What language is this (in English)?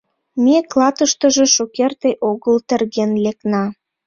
Mari